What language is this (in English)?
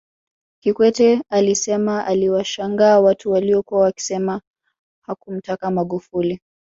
Swahili